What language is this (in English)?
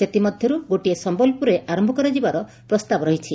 Odia